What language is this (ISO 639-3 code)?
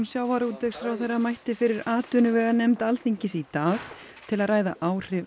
isl